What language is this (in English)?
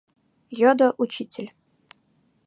Mari